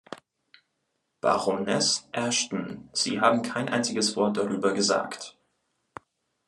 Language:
German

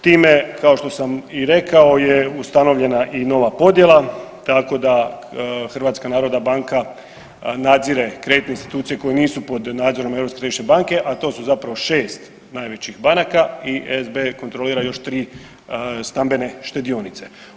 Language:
Croatian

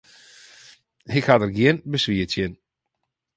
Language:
Western Frisian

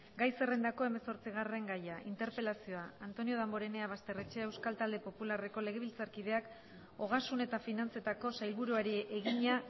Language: Basque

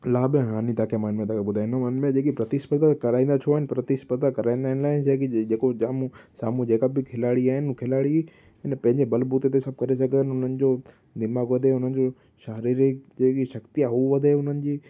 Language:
Sindhi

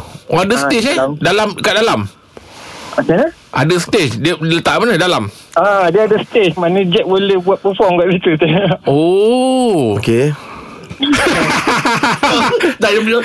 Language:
Malay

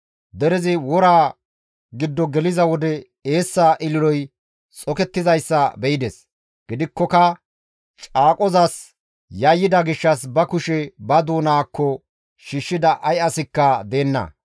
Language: Gamo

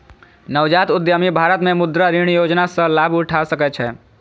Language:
Maithili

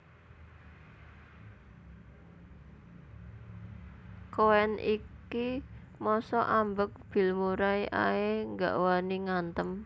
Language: Javanese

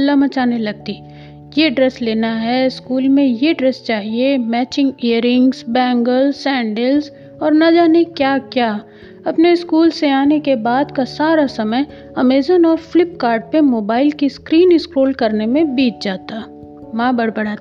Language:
Hindi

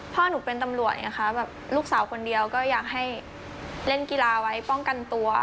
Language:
Thai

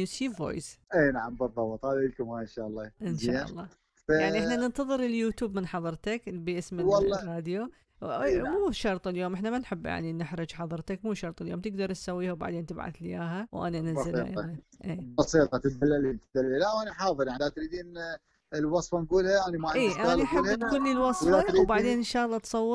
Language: Arabic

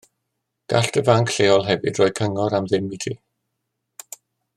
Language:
Welsh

